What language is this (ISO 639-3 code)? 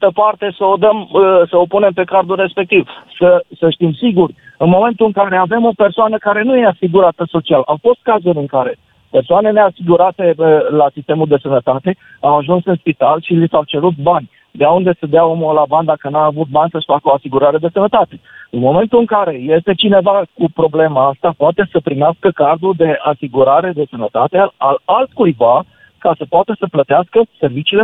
ron